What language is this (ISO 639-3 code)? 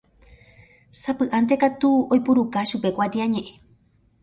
grn